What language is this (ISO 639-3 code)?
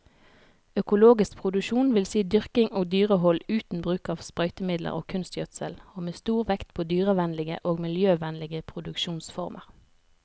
nor